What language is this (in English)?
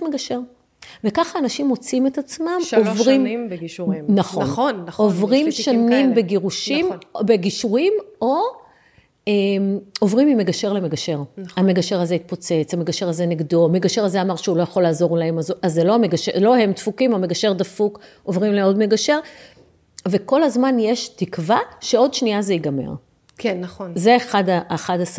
Hebrew